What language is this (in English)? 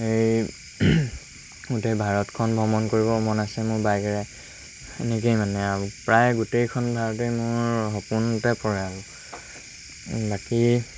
Assamese